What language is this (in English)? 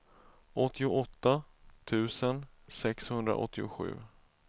Swedish